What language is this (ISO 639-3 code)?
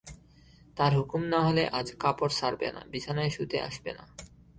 ben